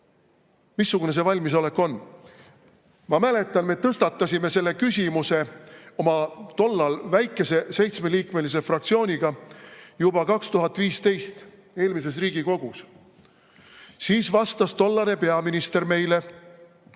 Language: Estonian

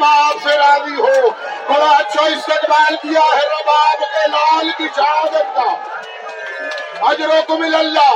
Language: Urdu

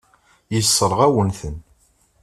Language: Kabyle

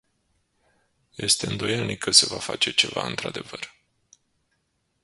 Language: Romanian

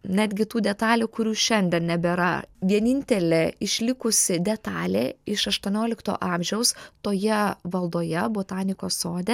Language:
Lithuanian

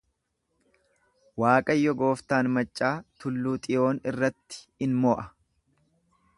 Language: Oromo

